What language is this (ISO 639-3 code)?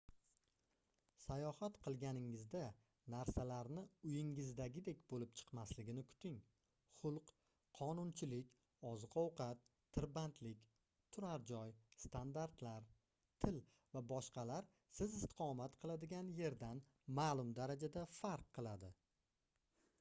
uzb